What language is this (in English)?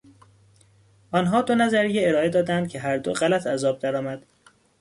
Persian